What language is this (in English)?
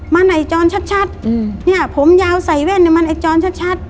Thai